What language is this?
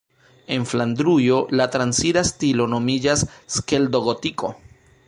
Esperanto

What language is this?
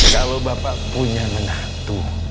Indonesian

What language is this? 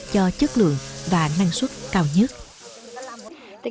Vietnamese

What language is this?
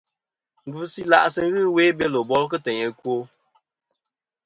Kom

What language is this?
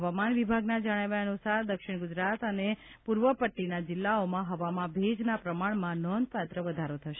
Gujarati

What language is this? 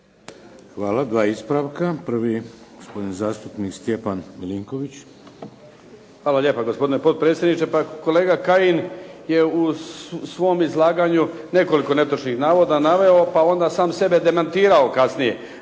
Croatian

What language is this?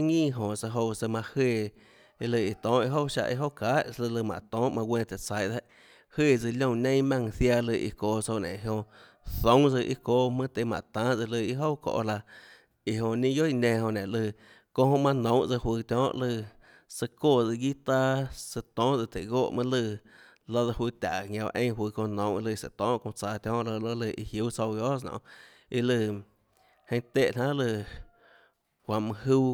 Tlacoatzintepec Chinantec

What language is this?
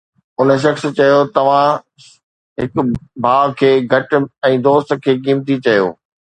Sindhi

